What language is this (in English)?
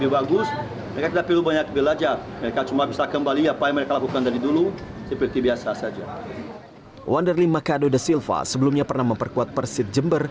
Indonesian